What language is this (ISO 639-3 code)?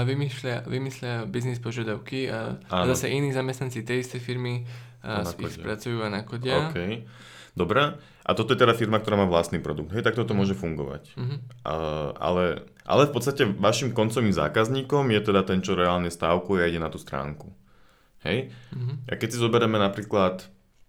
slk